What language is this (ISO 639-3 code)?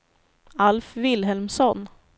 swe